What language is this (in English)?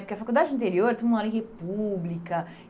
Portuguese